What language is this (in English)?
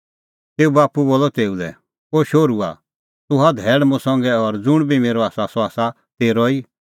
Kullu Pahari